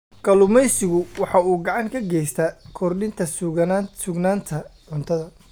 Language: Somali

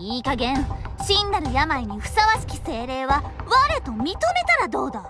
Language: Japanese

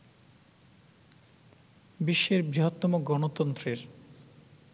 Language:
Bangla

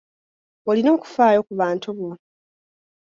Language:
Ganda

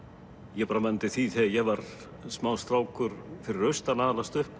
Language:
Icelandic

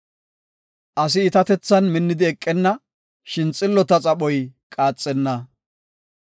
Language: Gofa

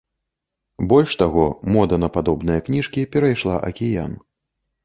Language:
Belarusian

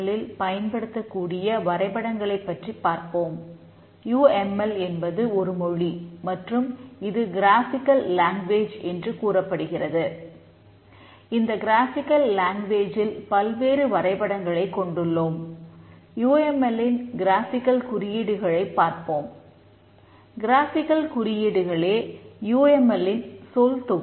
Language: Tamil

